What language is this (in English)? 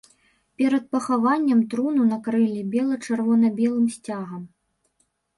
Belarusian